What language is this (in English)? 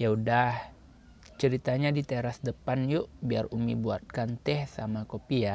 Indonesian